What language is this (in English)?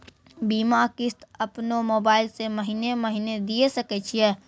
Maithili